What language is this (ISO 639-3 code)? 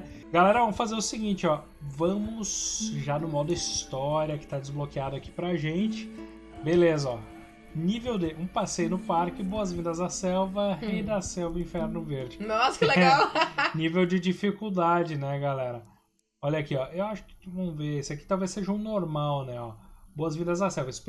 por